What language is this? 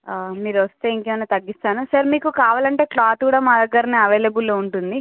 Telugu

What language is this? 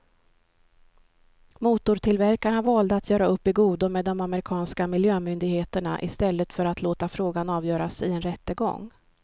Swedish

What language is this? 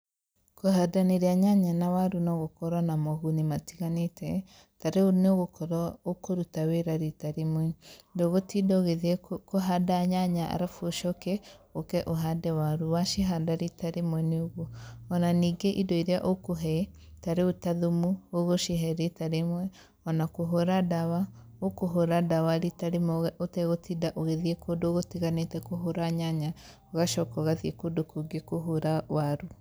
Kikuyu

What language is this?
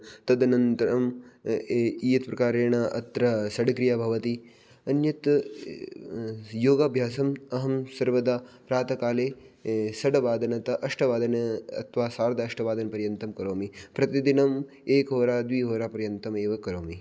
Sanskrit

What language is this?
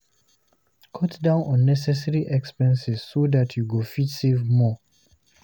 Nigerian Pidgin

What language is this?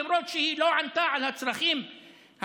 Hebrew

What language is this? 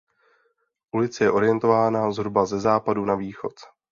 Czech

